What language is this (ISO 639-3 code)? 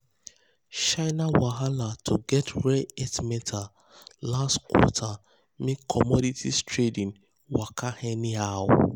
pcm